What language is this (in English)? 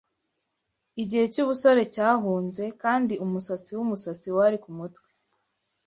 Kinyarwanda